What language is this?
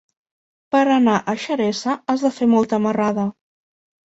Catalan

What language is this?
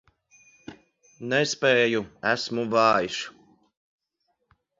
Latvian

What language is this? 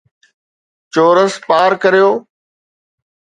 Sindhi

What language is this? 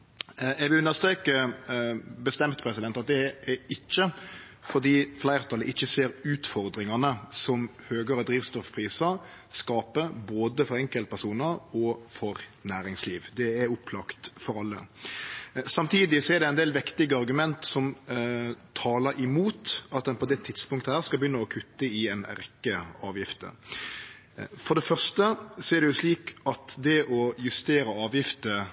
Norwegian Nynorsk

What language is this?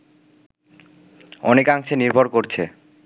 Bangla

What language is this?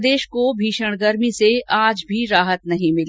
Hindi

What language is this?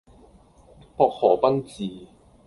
Cantonese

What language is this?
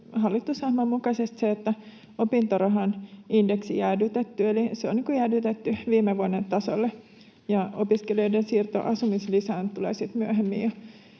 Finnish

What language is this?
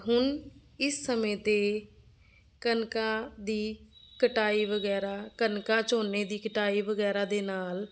Punjabi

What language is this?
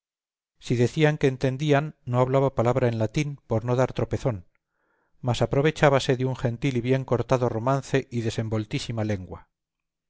Spanish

